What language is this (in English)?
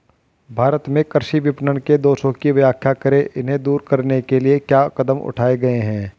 Hindi